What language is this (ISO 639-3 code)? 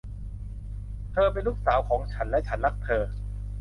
tha